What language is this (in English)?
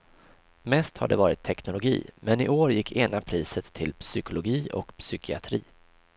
Swedish